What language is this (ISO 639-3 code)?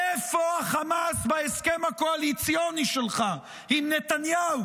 heb